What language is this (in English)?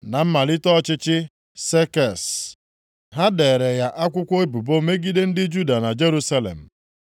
Igbo